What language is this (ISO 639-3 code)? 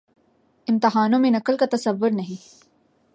urd